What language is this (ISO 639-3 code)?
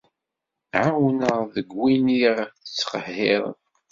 kab